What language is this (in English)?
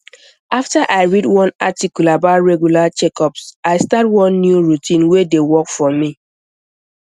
Nigerian Pidgin